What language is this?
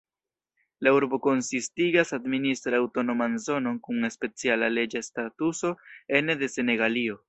Esperanto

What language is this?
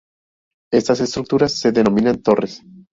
Spanish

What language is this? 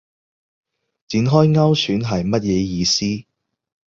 Cantonese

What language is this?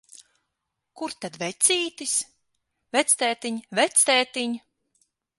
Latvian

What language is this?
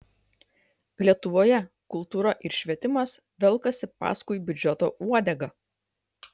Lithuanian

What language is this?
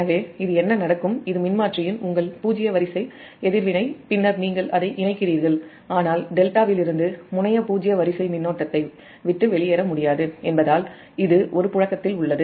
Tamil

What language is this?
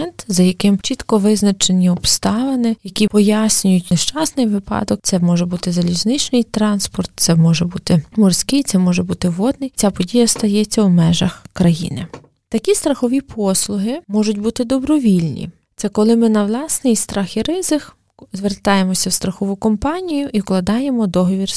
Ukrainian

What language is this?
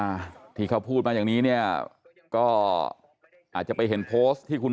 Thai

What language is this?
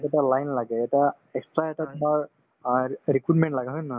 Assamese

